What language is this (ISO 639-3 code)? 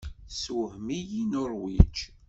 kab